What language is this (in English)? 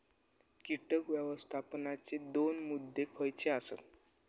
Marathi